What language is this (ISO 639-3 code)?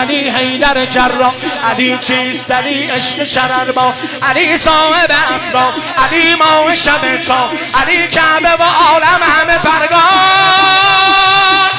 fas